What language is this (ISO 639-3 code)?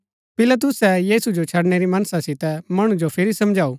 gbk